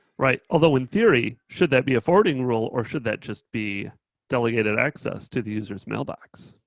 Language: English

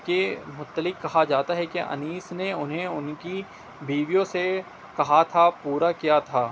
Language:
Urdu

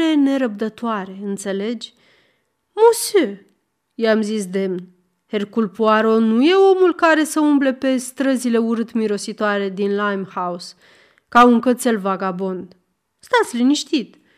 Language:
Romanian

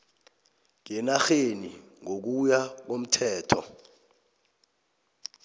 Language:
South Ndebele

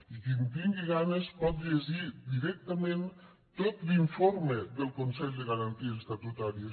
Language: Catalan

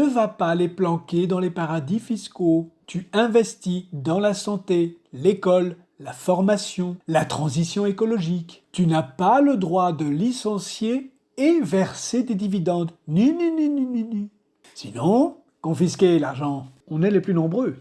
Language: French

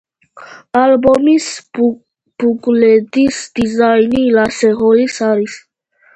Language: Georgian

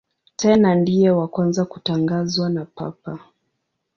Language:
Swahili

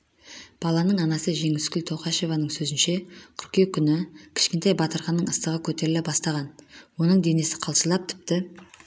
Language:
Kazakh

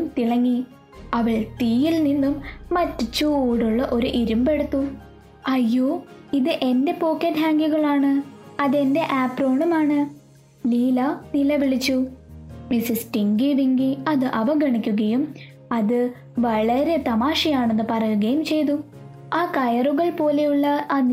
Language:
Malayalam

